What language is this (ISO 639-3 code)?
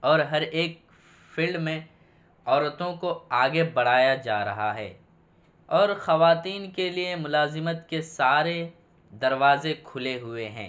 urd